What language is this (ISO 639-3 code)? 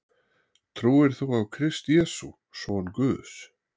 isl